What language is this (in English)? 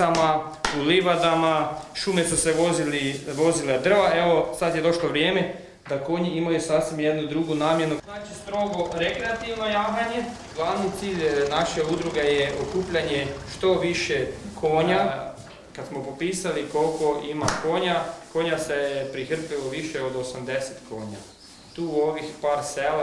Ukrainian